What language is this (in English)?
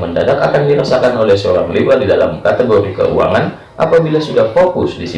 Indonesian